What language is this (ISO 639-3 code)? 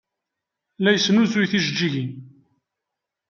kab